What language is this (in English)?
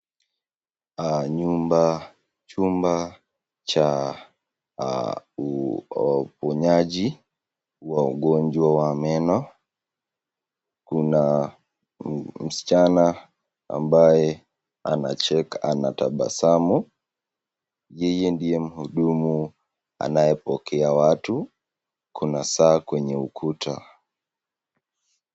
Swahili